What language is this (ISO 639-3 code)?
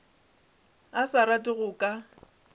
nso